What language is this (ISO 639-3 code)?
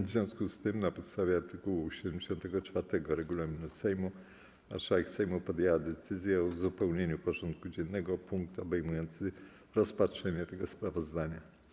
pol